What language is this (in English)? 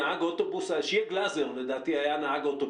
Hebrew